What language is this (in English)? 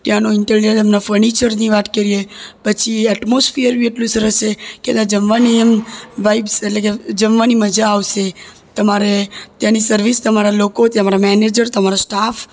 Gujarati